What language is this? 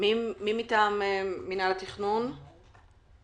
Hebrew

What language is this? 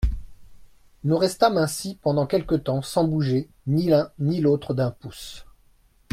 French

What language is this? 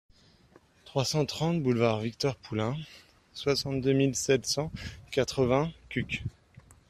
French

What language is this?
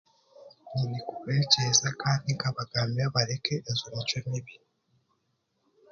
Chiga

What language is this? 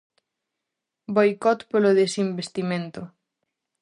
Galician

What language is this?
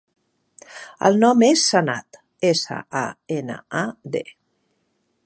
Catalan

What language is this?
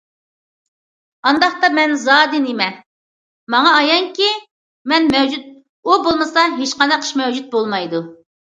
Uyghur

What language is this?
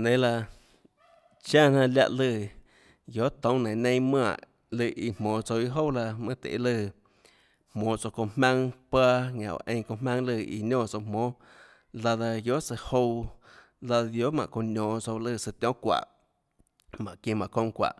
Tlacoatzintepec Chinantec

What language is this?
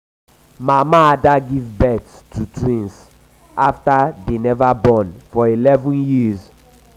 Nigerian Pidgin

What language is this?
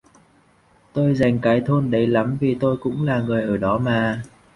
Vietnamese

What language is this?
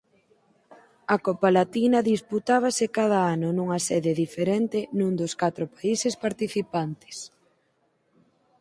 Galician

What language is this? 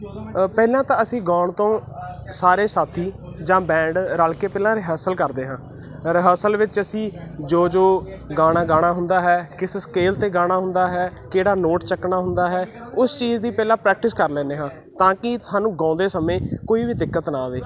Punjabi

